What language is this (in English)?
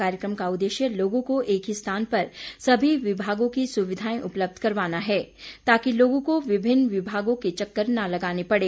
Hindi